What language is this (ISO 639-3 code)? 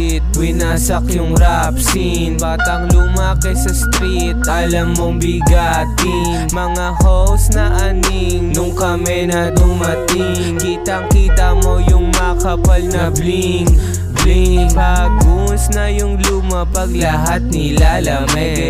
ara